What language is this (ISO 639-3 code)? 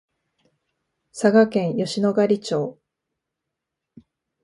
jpn